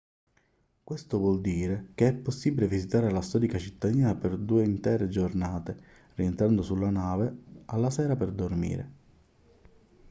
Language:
Italian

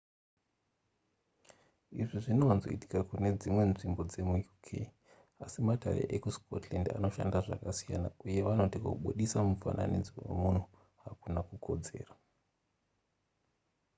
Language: Shona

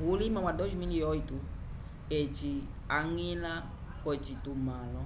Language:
Umbundu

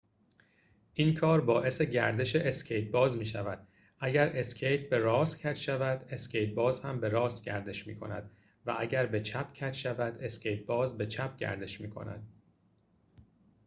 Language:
Persian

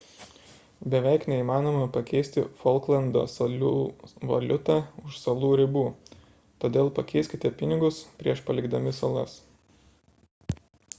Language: Lithuanian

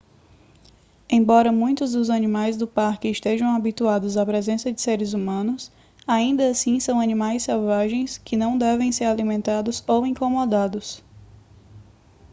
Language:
Portuguese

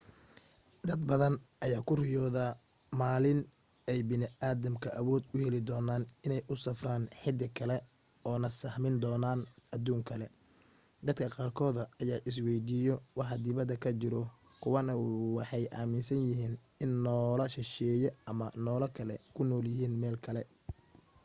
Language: Somali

